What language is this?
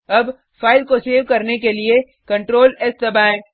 Hindi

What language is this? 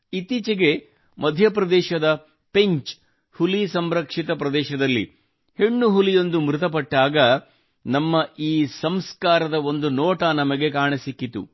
Kannada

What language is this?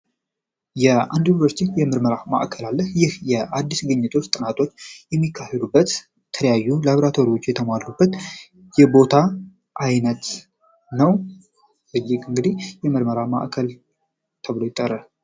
Amharic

